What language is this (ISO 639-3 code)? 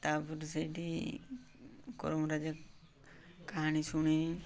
ori